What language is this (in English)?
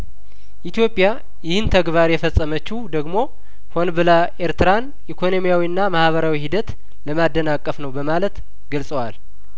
Amharic